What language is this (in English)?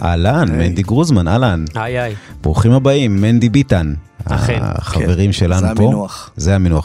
Hebrew